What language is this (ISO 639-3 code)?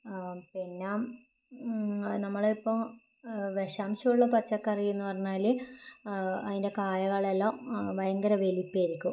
mal